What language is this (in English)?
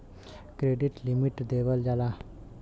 Bhojpuri